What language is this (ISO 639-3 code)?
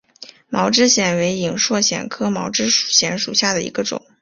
zho